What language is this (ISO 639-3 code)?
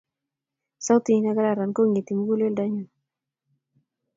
kln